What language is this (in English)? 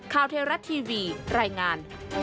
Thai